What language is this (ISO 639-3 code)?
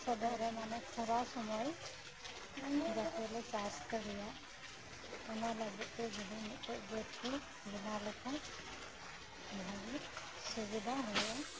sat